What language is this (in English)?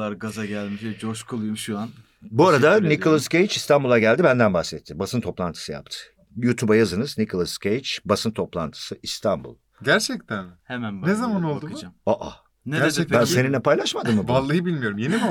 Turkish